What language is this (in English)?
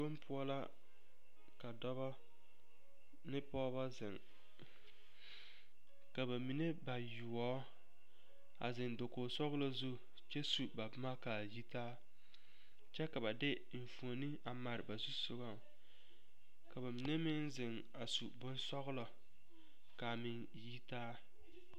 Southern Dagaare